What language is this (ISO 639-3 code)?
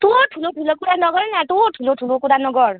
nep